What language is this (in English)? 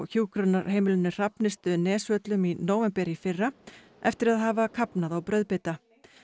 Icelandic